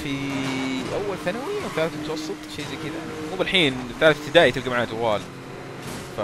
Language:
Arabic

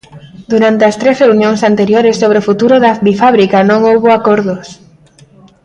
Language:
Galician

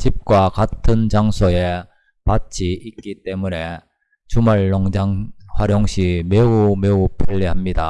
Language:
Korean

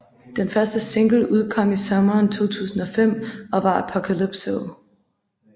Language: Danish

